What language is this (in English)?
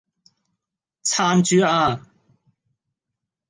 Cantonese